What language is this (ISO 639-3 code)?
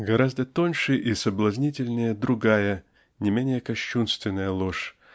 rus